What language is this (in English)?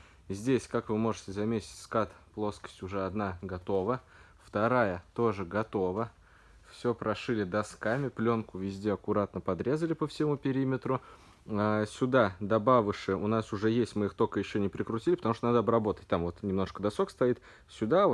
Russian